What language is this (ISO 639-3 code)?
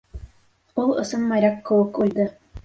bak